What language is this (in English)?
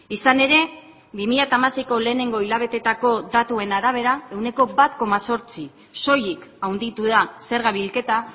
Basque